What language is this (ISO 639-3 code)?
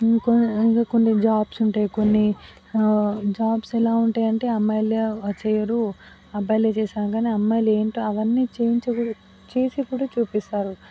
tel